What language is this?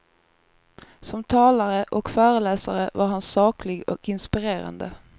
Swedish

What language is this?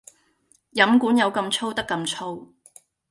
Cantonese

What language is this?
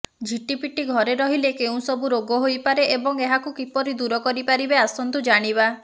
Odia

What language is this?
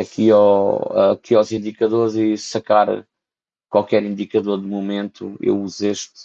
Portuguese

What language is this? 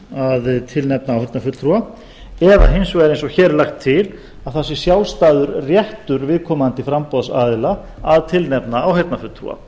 Icelandic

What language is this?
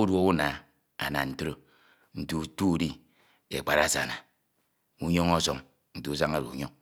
Ito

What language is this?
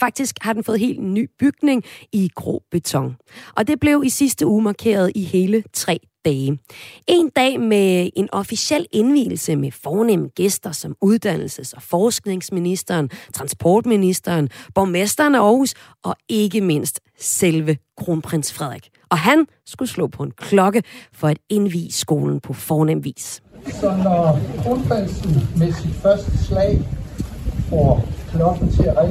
Danish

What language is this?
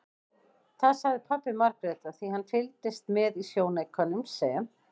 Icelandic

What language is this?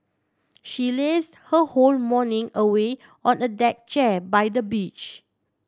English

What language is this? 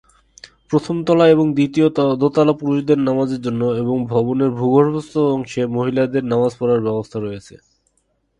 Bangla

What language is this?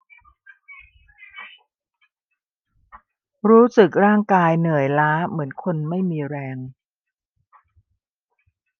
Thai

